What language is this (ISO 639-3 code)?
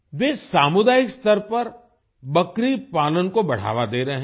hin